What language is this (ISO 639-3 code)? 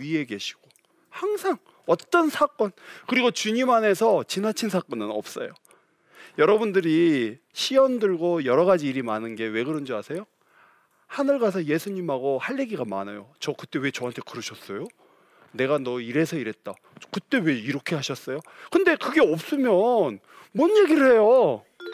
kor